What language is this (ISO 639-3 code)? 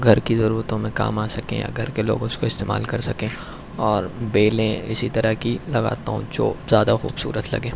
urd